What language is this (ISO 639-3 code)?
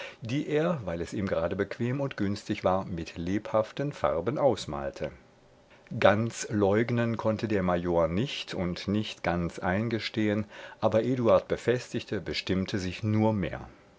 deu